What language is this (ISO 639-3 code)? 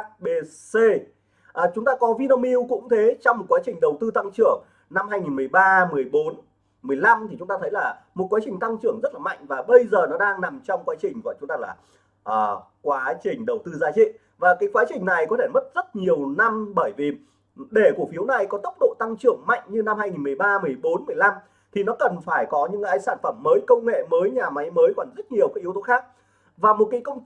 vie